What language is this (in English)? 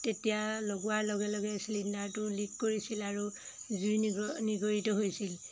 Assamese